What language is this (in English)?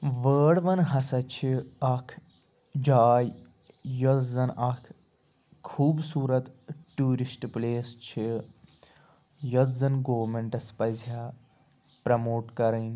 Kashmiri